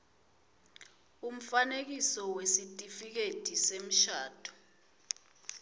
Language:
Swati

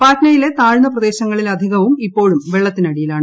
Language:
Malayalam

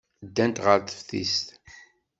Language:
Kabyle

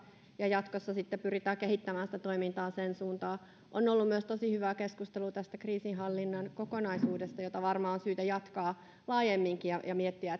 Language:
Finnish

